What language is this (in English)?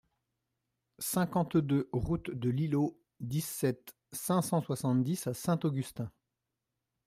French